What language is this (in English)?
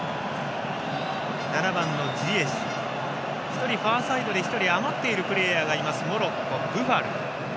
Japanese